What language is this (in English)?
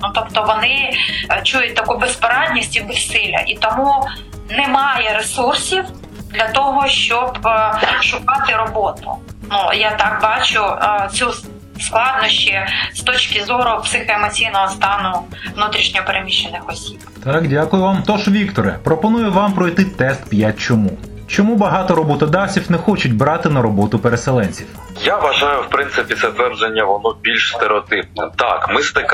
Ukrainian